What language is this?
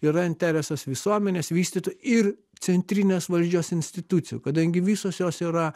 Lithuanian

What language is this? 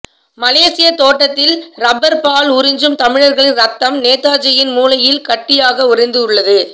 Tamil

